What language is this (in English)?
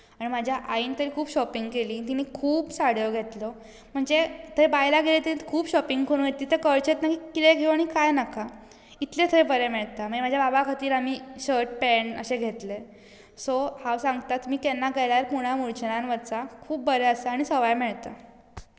Konkani